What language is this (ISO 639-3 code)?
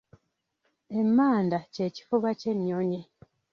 lug